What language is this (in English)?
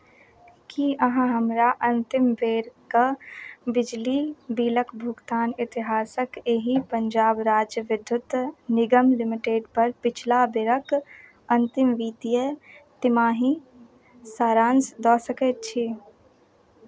Maithili